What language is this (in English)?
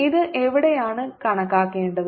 Malayalam